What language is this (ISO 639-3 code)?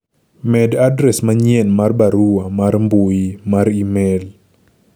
luo